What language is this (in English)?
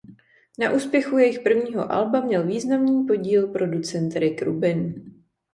Czech